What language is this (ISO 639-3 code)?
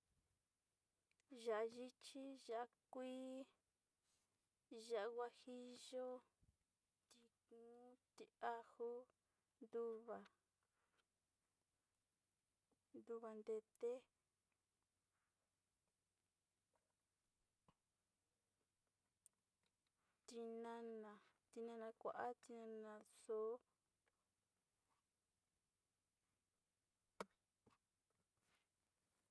xti